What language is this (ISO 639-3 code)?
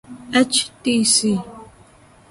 urd